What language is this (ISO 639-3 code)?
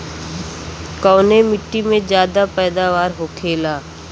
bho